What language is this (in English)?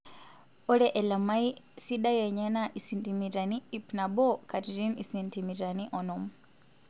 Masai